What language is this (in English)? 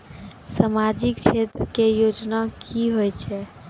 Maithili